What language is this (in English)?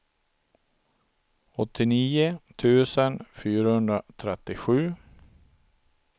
Swedish